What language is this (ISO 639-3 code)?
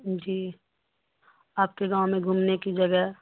urd